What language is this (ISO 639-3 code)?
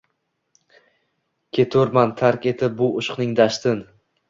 uzb